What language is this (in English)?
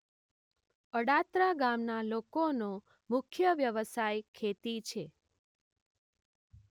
Gujarati